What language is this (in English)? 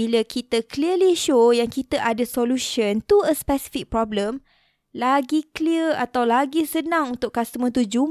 Malay